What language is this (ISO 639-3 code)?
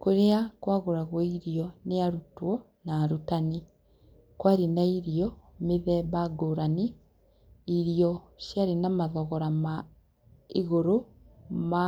kik